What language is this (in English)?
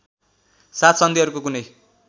Nepali